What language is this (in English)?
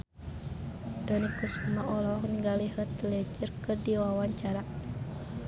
Sundanese